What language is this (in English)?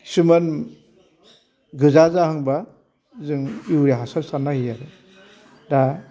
Bodo